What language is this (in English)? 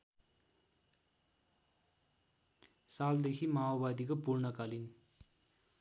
Nepali